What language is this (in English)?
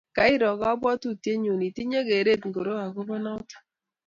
Kalenjin